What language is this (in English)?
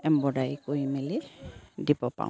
Assamese